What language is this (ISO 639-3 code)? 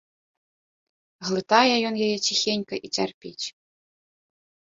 bel